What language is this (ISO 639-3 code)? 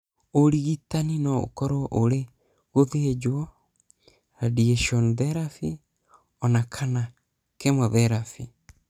kik